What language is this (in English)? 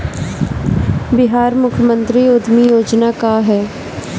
Bhojpuri